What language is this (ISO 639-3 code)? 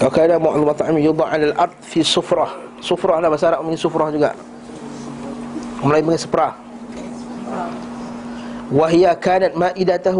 msa